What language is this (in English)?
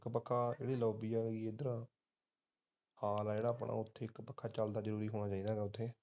Punjabi